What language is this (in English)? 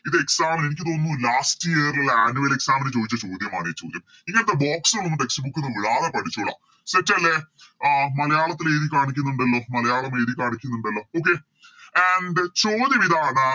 Malayalam